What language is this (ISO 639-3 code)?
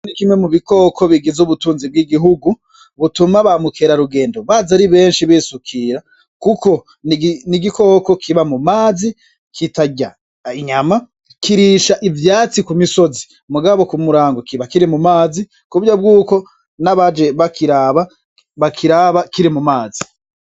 run